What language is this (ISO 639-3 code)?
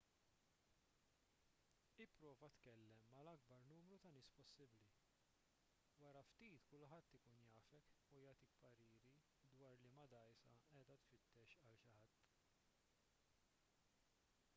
mlt